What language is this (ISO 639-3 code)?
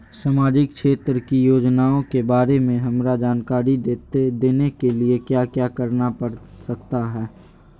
mag